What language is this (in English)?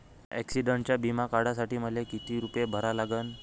Marathi